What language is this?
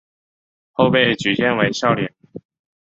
Chinese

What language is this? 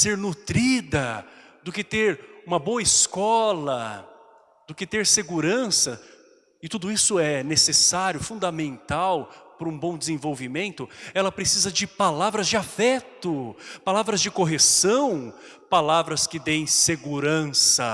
Portuguese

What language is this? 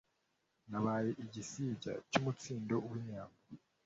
Kinyarwanda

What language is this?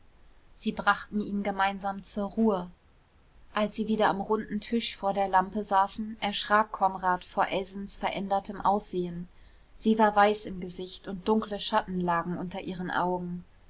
German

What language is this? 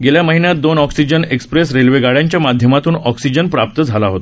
Marathi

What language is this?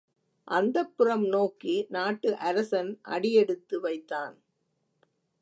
Tamil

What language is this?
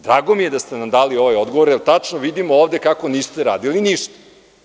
Serbian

